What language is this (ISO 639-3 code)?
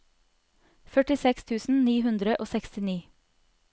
nor